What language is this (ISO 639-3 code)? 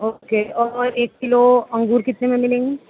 urd